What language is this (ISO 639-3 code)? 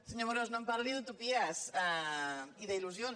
cat